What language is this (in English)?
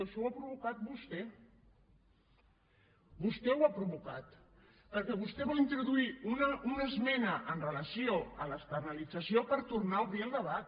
Catalan